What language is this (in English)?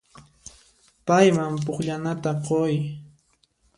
Puno Quechua